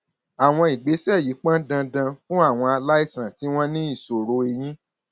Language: Yoruba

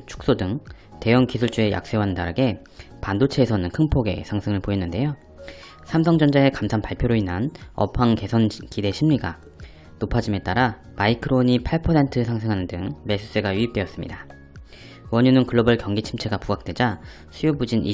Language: Korean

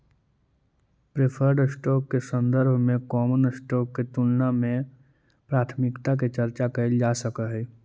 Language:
Magahi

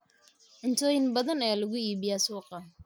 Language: Somali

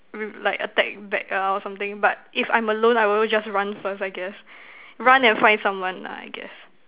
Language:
English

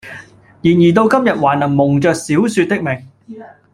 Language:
Cantonese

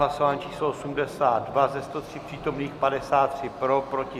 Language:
Czech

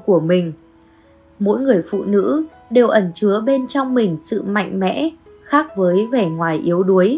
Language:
Vietnamese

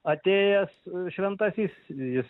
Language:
Lithuanian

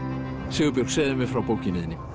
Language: Icelandic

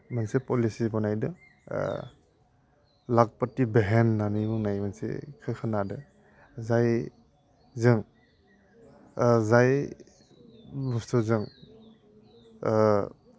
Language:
Bodo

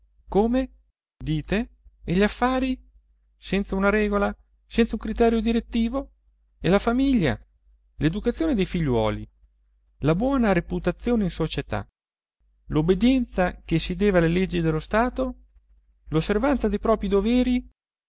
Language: Italian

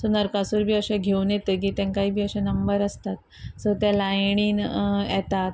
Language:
Konkani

